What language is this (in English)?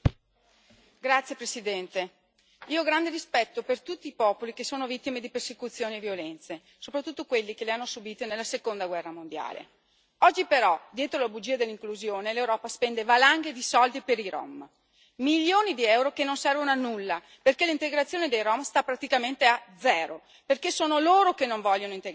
Italian